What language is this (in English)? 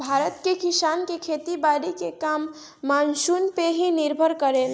Bhojpuri